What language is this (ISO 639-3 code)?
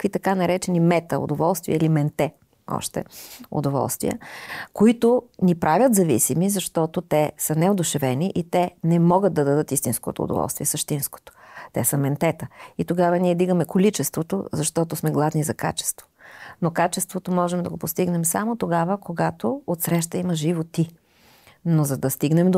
bul